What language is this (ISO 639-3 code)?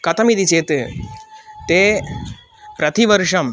san